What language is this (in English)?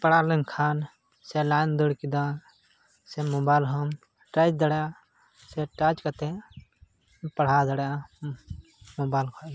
Santali